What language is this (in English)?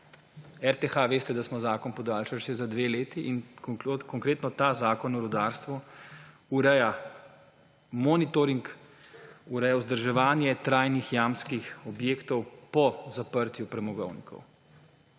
Slovenian